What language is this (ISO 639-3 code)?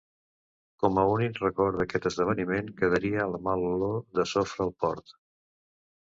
cat